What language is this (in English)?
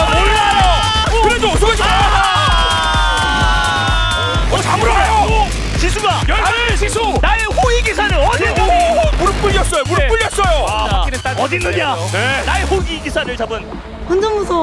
Korean